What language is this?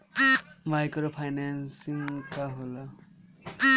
Bhojpuri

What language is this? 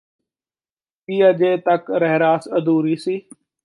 Punjabi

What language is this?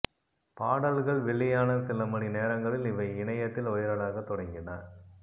Tamil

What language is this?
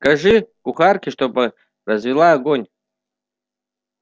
Russian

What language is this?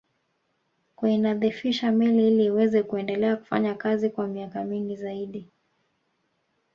Swahili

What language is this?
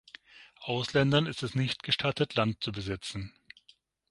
German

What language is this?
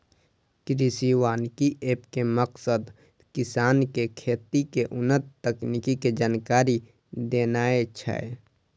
Maithili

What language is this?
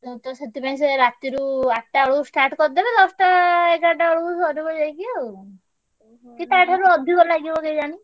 Odia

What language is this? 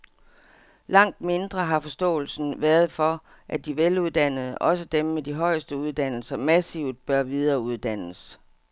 Danish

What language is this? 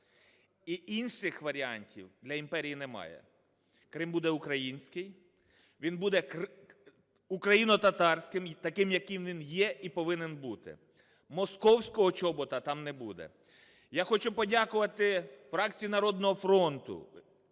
Ukrainian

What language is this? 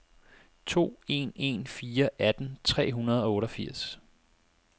Danish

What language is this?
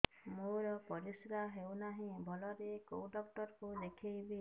Odia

